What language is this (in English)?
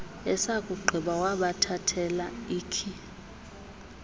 Xhosa